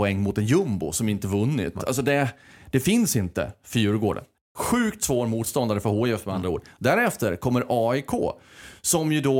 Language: Swedish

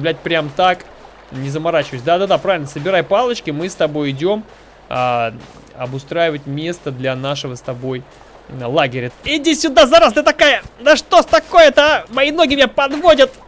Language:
Russian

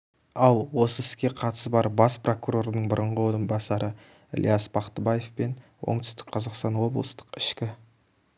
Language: Kazakh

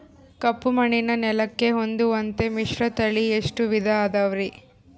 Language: Kannada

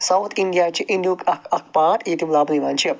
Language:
Kashmiri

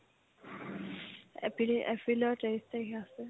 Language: Assamese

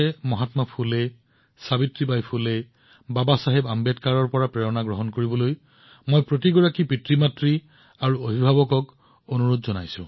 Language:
Assamese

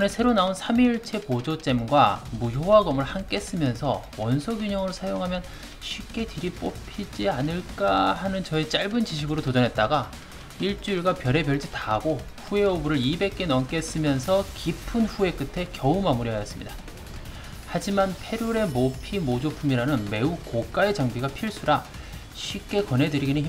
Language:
Korean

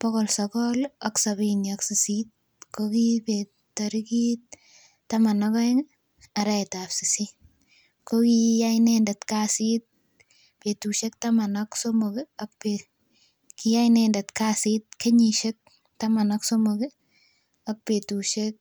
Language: Kalenjin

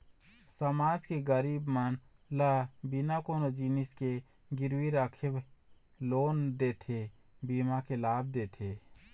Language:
Chhattisgarhi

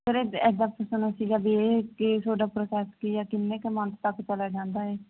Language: Punjabi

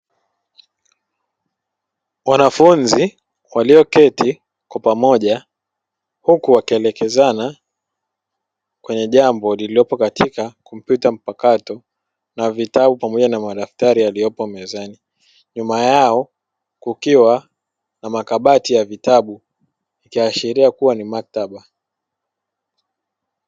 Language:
Swahili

